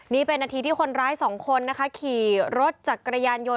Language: Thai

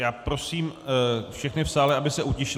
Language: Czech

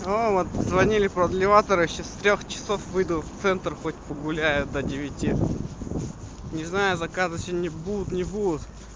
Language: Russian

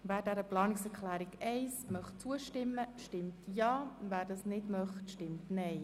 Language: Swiss German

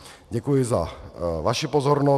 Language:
Czech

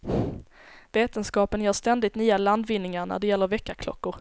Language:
Swedish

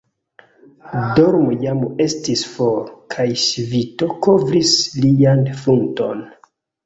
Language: Esperanto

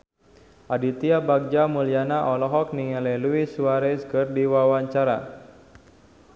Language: Sundanese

